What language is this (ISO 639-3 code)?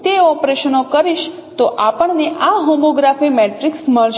guj